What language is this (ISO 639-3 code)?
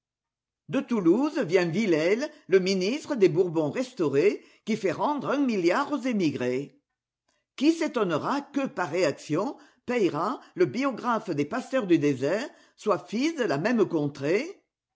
fra